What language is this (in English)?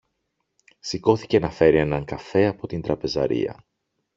Greek